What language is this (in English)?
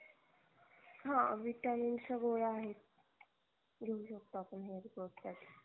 Marathi